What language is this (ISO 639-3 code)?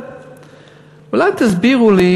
heb